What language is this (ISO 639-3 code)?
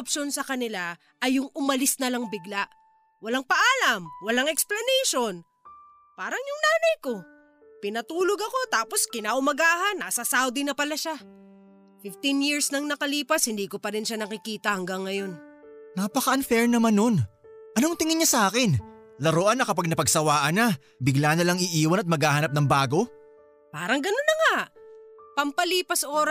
fil